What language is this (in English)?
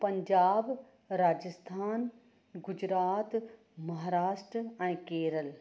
Sindhi